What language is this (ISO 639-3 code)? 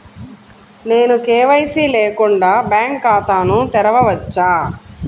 tel